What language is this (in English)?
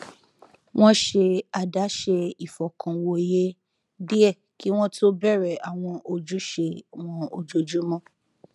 Yoruba